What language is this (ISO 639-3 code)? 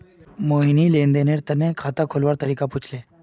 mag